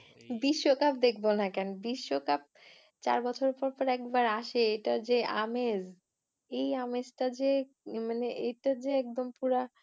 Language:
Bangla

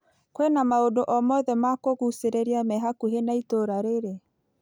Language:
Kikuyu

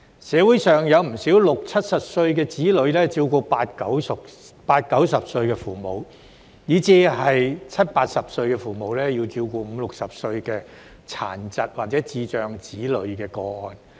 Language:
Cantonese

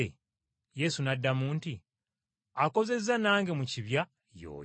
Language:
Ganda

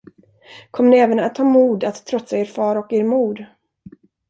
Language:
Swedish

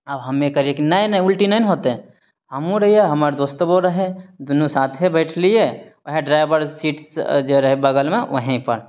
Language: Maithili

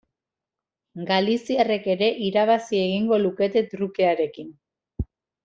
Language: Basque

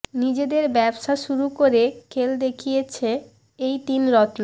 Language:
Bangla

